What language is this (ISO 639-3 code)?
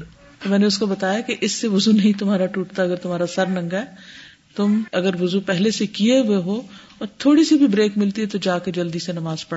urd